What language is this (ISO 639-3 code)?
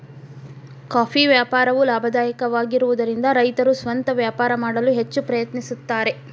kan